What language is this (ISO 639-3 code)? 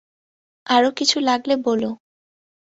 ben